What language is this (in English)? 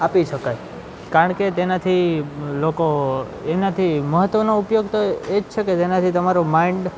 Gujarati